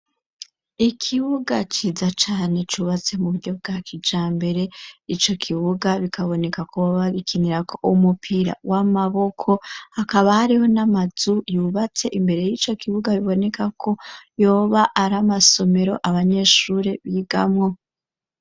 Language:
Rundi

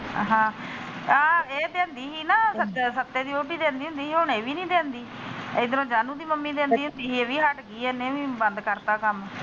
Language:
Punjabi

